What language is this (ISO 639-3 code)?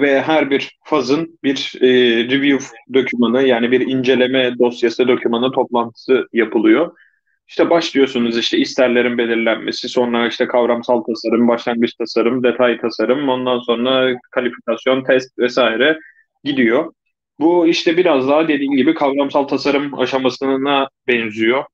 tur